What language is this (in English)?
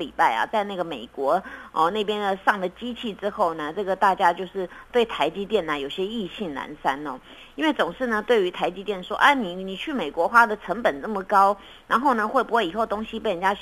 Chinese